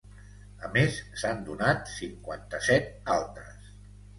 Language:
Catalan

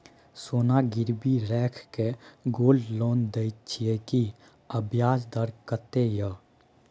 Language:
Maithili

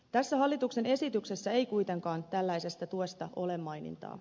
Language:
Finnish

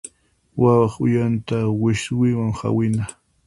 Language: Puno Quechua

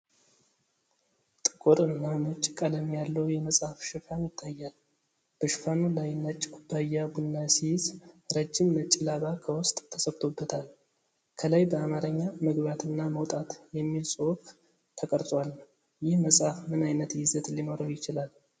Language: Amharic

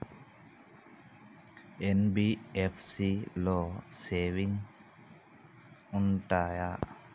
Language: Telugu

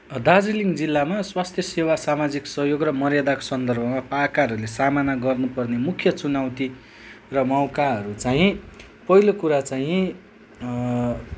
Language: Nepali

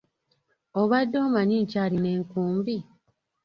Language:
Ganda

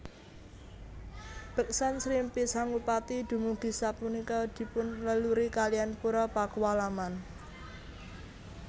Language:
Javanese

